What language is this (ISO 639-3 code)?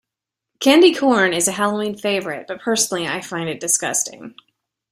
eng